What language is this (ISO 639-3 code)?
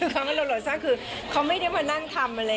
tha